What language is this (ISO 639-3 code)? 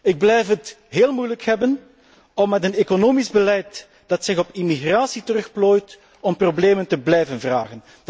nld